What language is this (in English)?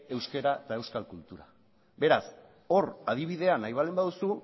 Basque